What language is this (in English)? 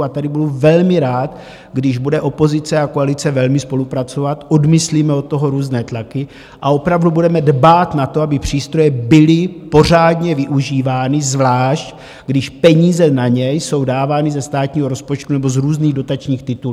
Czech